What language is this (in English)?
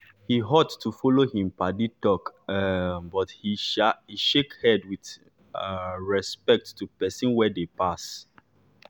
Nigerian Pidgin